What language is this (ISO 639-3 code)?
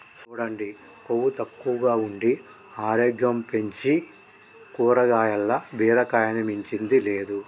tel